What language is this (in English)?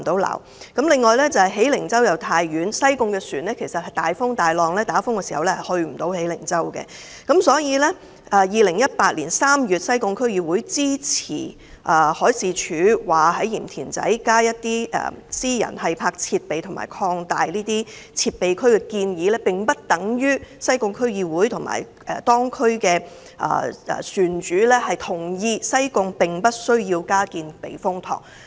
Cantonese